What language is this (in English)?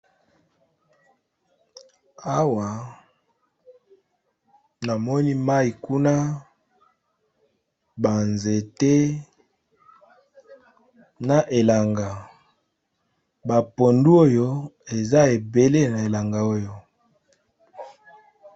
Lingala